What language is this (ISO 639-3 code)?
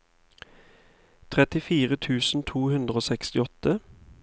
nor